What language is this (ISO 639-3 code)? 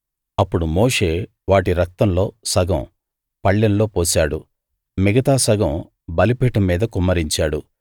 tel